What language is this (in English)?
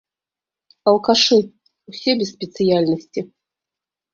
Belarusian